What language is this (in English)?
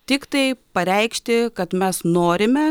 Lithuanian